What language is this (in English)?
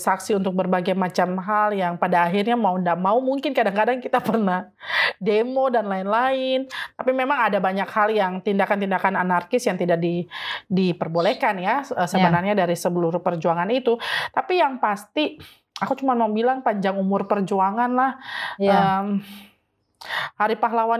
Indonesian